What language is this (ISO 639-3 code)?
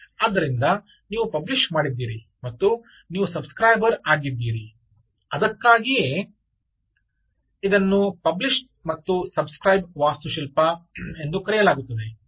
kan